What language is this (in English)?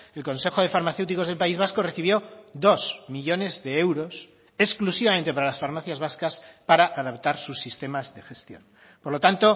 Spanish